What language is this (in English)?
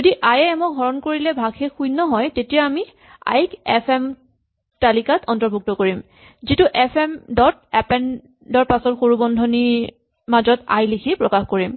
Assamese